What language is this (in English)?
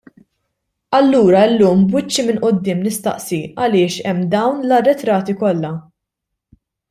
Maltese